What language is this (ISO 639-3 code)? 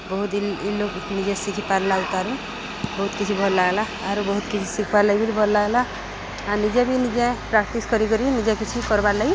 ori